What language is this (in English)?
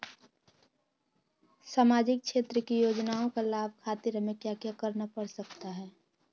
Magahi